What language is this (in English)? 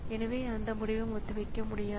Tamil